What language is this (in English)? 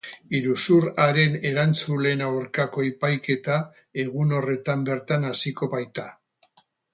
Basque